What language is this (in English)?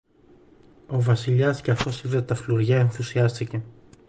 Greek